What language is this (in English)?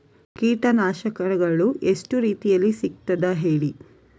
Kannada